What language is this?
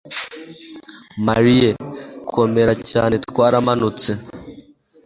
Kinyarwanda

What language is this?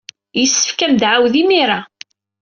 Kabyle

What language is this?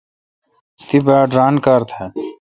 Kalkoti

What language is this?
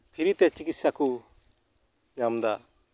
Santali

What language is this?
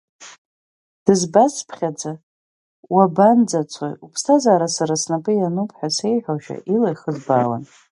Abkhazian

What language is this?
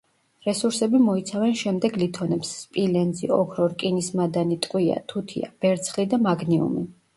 Georgian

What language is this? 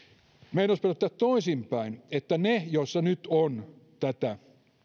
Finnish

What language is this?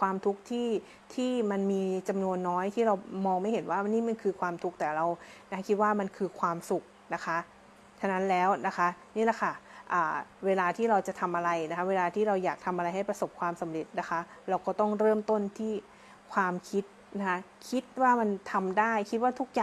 Thai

